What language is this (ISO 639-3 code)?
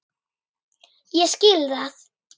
isl